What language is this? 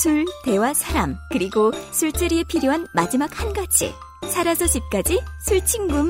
Korean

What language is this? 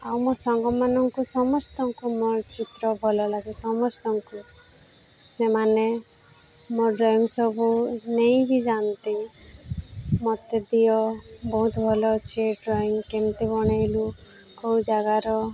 Odia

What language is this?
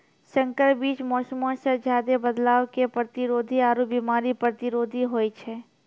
Maithili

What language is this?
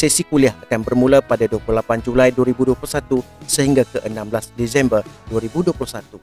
Malay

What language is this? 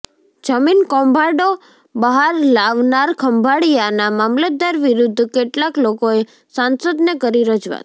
Gujarati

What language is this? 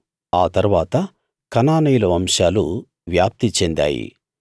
Telugu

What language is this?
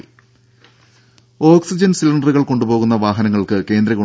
Malayalam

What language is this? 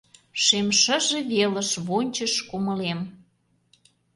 Mari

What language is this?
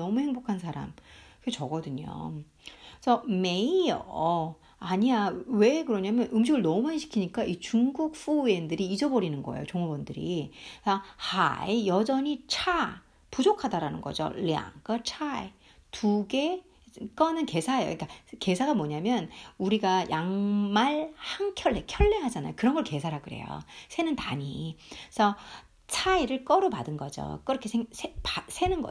Korean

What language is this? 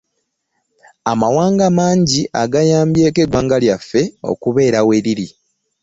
Ganda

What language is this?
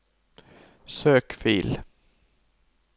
Norwegian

